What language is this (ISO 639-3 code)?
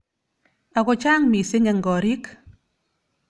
kln